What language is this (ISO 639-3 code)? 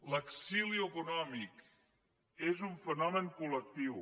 cat